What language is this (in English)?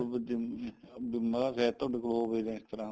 Punjabi